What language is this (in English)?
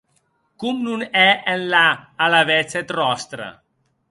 Occitan